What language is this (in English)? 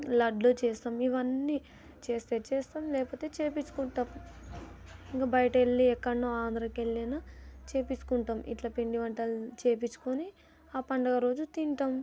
Telugu